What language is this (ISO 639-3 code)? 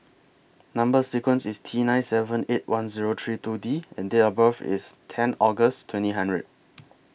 eng